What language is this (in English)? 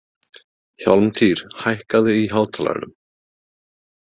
Icelandic